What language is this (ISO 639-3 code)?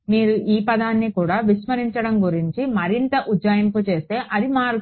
tel